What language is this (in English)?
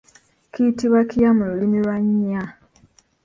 Ganda